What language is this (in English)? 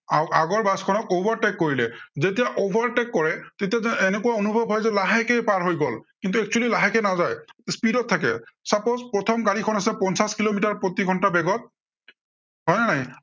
Assamese